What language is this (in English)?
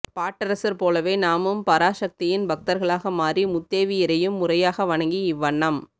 Tamil